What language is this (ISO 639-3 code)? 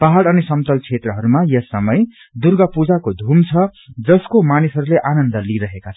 nep